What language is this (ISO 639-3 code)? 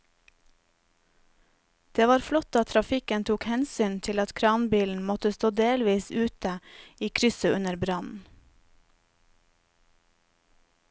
nor